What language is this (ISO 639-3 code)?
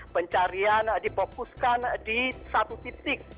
ind